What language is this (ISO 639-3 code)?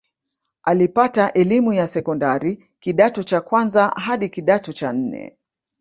swa